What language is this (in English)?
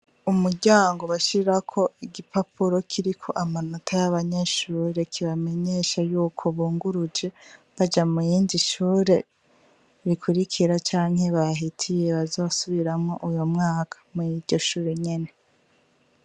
Rundi